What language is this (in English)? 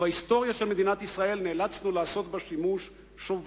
Hebrew